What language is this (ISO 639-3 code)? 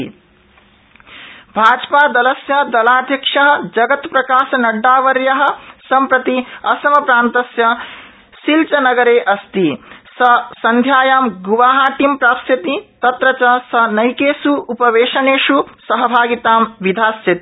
san